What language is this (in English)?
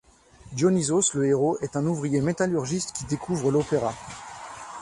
French